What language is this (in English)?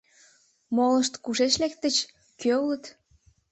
Mari